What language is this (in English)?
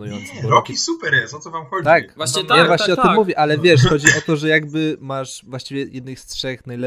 Polish